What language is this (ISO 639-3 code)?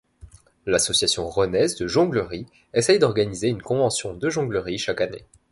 fra